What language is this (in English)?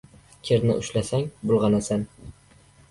Uzbek